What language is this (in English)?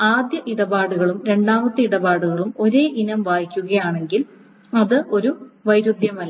Malayalam